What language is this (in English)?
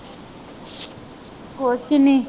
Punjabi